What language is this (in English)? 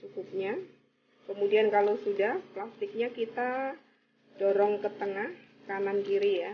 Indonesian